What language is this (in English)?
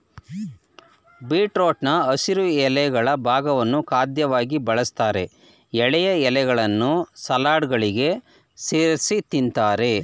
Kannada